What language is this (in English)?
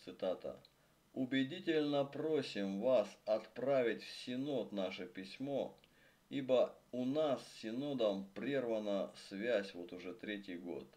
Russian